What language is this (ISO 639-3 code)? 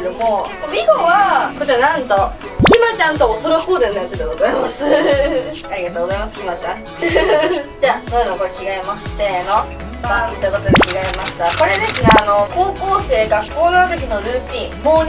jpn